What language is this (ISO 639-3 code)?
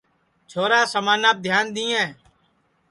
ssi